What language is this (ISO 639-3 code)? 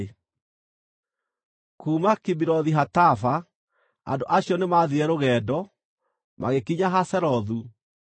kik